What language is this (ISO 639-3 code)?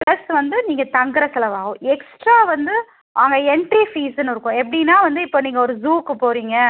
tam